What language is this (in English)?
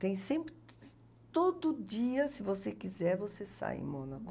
Portuguese